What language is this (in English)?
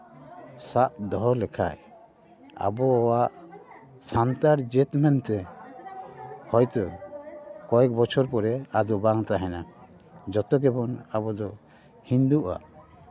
Santali